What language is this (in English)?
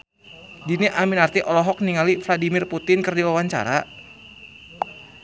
Sundanese